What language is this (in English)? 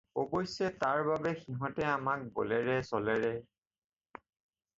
Assamese